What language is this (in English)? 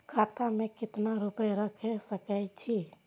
Maithili